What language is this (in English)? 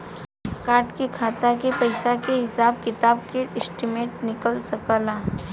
Bhojpuri